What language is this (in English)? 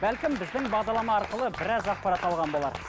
Kazakh